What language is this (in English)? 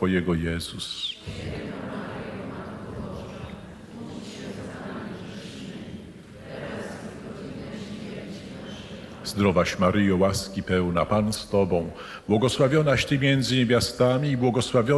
Polish